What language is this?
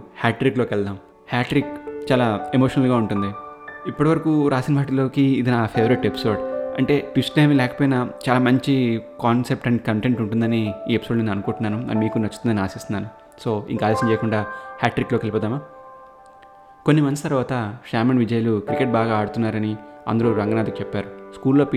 Telugu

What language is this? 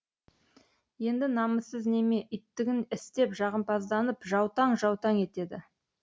Kazakh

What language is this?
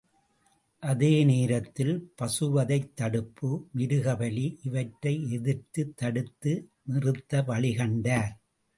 Tamil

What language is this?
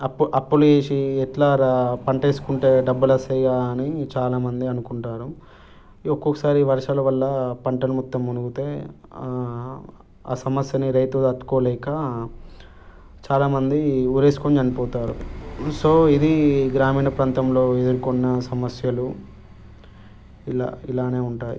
Telugu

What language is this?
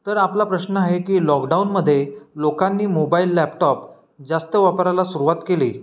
Marathi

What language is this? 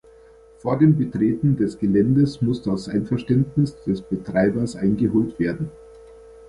German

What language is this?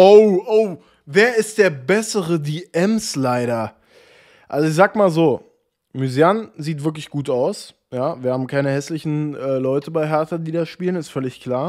German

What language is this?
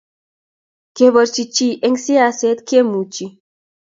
Kalenjin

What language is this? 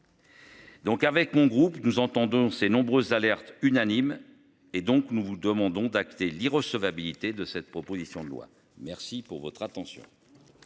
French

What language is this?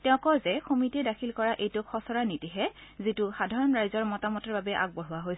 Assamese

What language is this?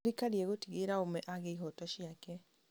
Kikuyu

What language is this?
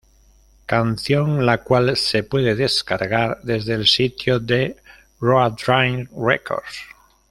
Spanish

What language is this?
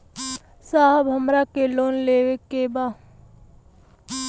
Bhojpuri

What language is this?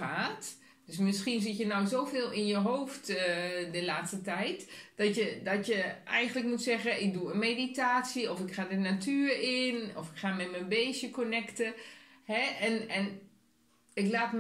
Dutch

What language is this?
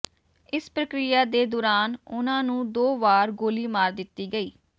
Punjabi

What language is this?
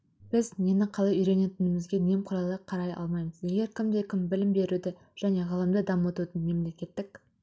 Kazakh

